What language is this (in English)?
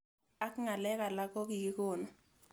Kalenjin